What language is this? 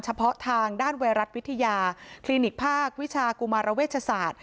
Thai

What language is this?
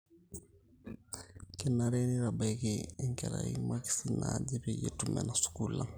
Masai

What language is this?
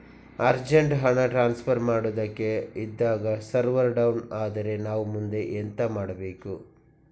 Kannada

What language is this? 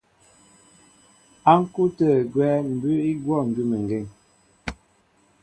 Mbo (Cameroon)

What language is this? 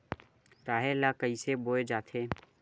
Chhattisgarhi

